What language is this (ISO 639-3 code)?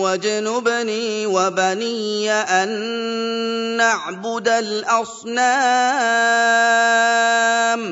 ara